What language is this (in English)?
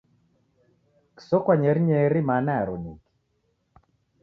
Taita